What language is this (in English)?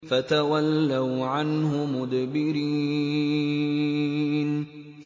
Arabic